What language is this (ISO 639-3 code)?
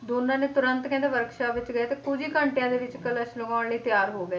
pan